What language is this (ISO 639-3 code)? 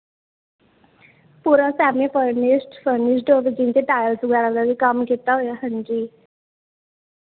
pan